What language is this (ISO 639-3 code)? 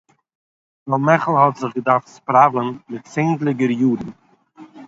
yid